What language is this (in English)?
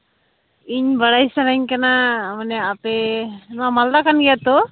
Santali